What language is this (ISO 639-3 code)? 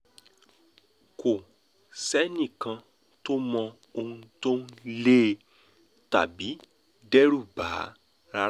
yor